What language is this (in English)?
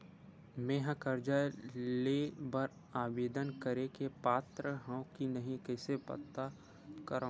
Chhattisgarhi